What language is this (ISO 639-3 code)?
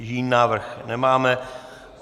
ces